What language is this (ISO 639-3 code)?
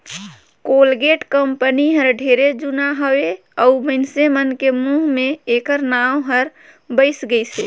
hne